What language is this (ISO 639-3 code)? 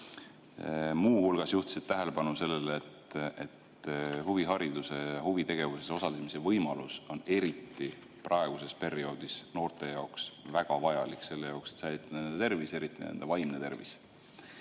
est